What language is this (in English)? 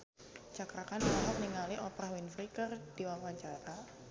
Sundanese